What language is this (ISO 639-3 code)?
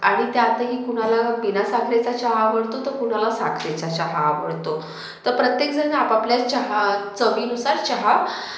mar